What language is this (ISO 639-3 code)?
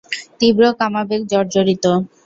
ben